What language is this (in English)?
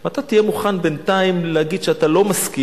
Hebrew